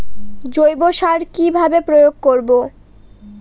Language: Bangla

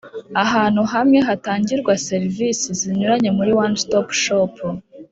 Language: Kinyarwanda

